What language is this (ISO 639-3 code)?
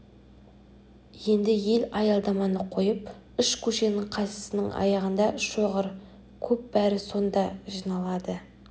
kaz